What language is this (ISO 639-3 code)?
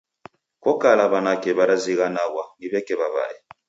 dav